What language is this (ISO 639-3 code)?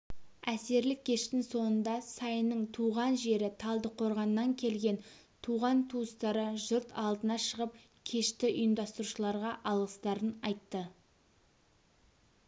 kaz